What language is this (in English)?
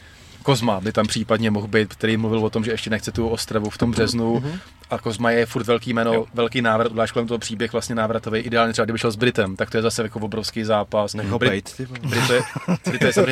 Czech